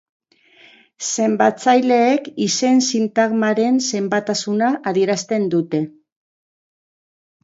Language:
Basque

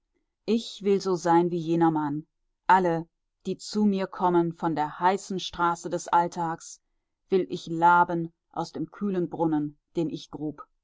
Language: German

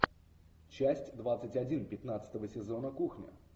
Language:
Russian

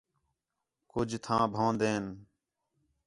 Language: Khetrani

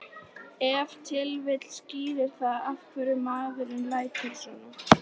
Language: Icelandic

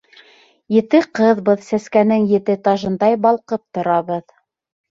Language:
Bashkir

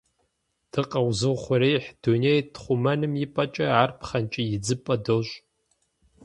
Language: Kabardian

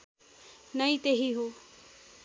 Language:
Nepali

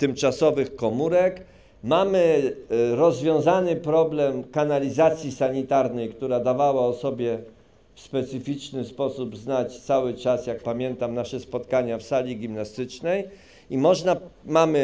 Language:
Polish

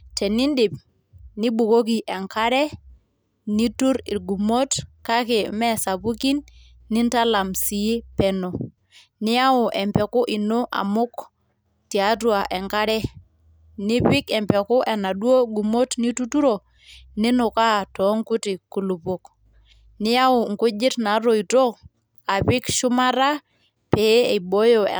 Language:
Masai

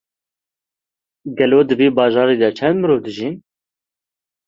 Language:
Kurdish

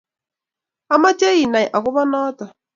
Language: Kalenjin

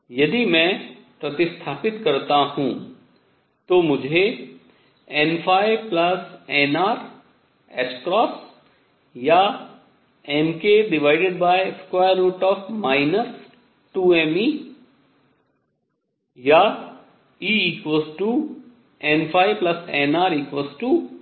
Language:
Hindi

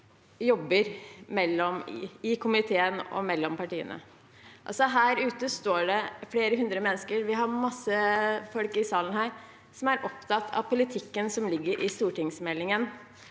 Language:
Norwegian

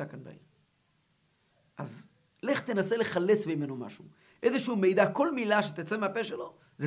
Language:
Hebrew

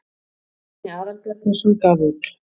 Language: Icelandic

